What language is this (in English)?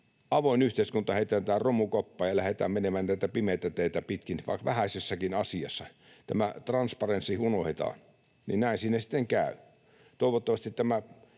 Finnish